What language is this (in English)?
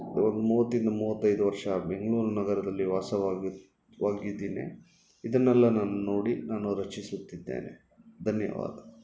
Kannada